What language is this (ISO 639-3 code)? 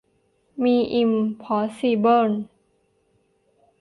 tha